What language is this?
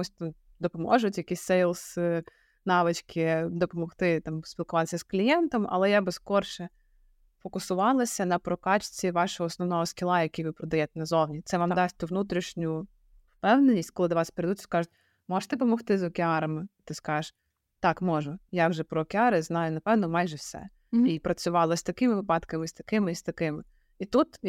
Ukrainian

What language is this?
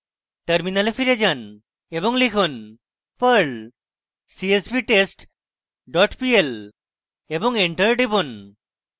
Bangla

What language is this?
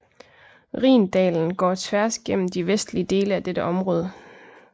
Danish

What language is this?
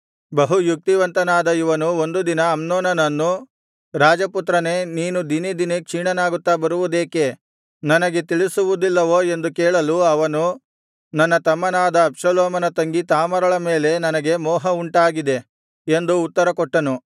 Kannada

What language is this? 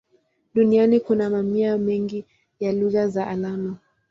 Swahili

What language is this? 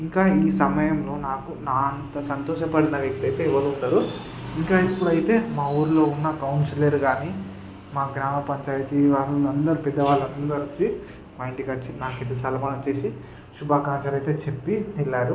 Telugu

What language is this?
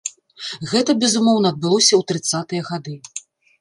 Belarusian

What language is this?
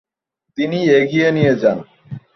Bangla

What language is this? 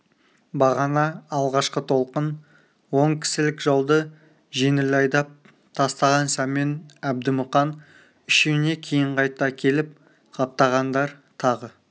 Kazakh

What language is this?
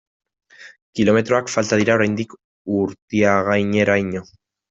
Basque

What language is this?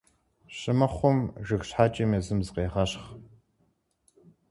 Kabardian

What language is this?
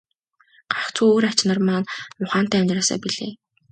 Mongolian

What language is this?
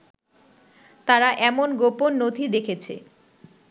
Bangla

